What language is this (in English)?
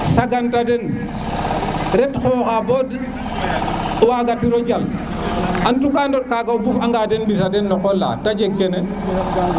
Serer